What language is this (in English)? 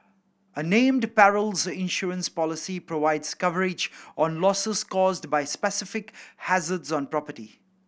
English